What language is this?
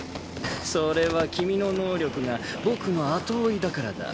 Japanese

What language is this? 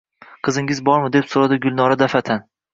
Uzbek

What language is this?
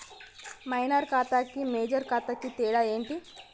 Telugu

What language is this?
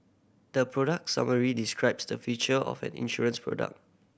English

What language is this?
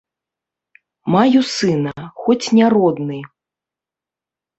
Belarusian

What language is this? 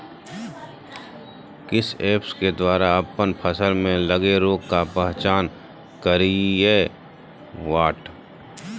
Magahi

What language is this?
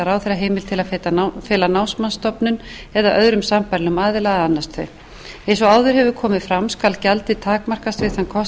Icelandic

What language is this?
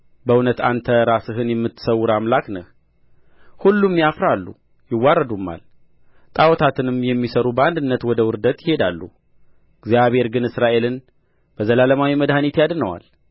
Amharic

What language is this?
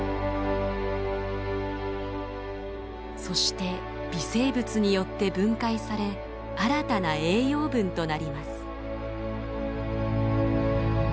Japanese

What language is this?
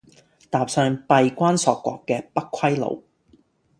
Cantonese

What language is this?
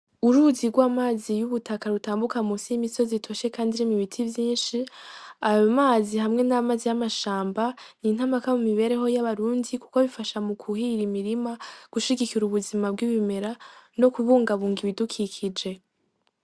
Rundi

